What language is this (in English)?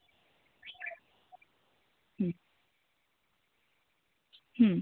Santali